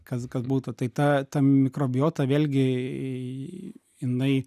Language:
Lithuanian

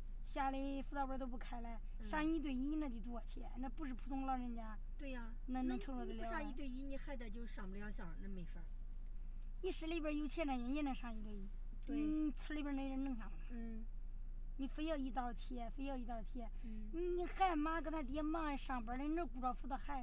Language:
Chinese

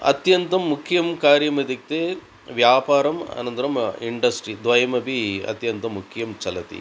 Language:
Sanskrit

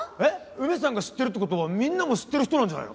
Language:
Japanese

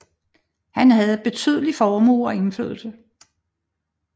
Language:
Danish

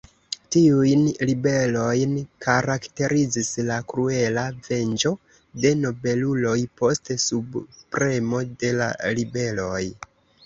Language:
Esperanto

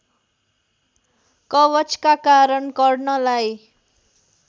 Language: Nepali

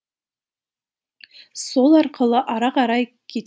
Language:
Kazakh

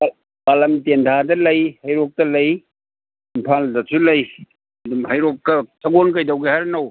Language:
Manipuri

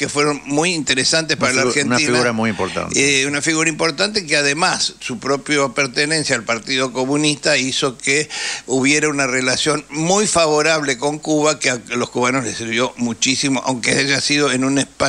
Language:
Spanish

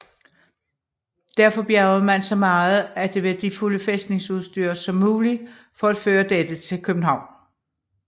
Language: Danish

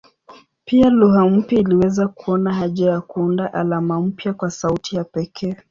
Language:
Swahili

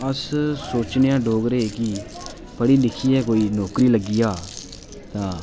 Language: Dogri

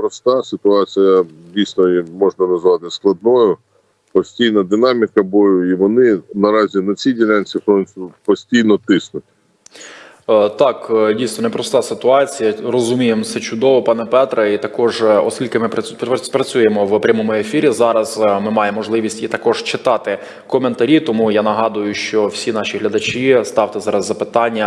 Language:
Ukrainian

